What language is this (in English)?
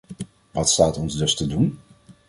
Dutch